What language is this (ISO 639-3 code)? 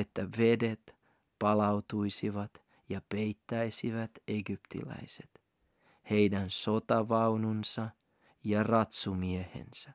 fin